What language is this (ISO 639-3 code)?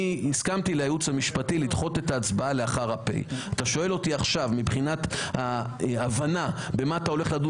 heb